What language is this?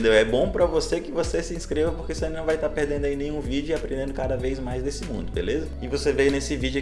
Portuguese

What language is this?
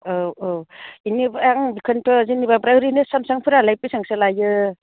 Bodo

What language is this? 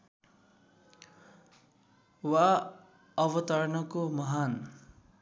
Nepali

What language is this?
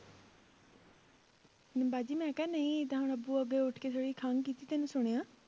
Punjabi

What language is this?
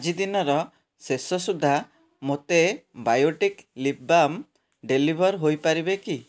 Odia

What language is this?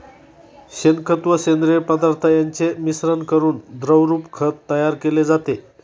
Marathi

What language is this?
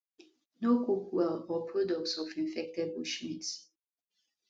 Nigerian Pidgin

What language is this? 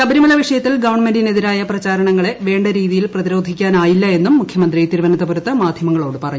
Malayalam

